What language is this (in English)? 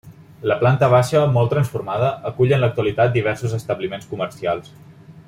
Catalan